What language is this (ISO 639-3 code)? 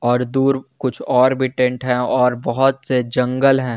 hin